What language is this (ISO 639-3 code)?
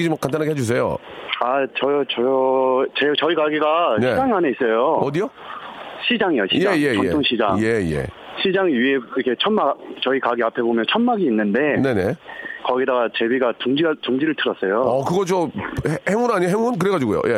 kor